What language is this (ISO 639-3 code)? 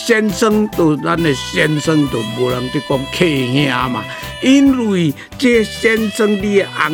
zho